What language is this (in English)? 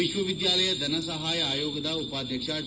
Kannada